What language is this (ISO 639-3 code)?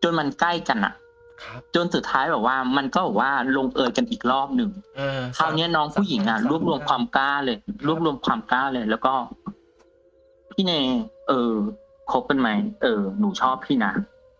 tha